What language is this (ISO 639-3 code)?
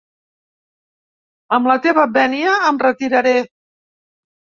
cat